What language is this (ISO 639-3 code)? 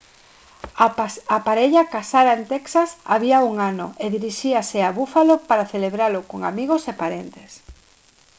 glg